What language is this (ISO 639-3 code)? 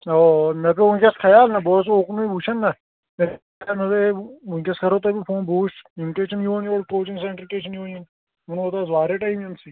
kas